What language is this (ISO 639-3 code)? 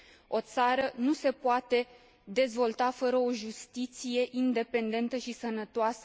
ron